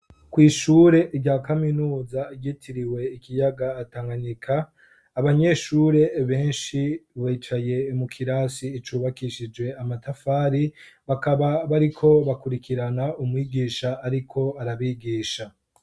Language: Rundi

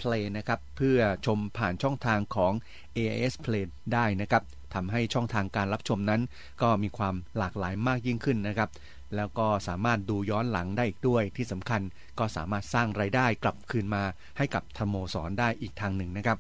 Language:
Thai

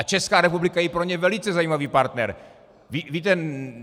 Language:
Czech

